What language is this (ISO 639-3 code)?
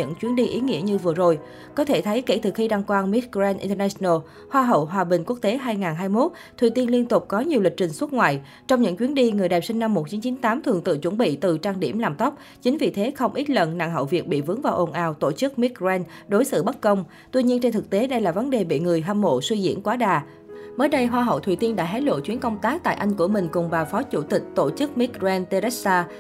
vie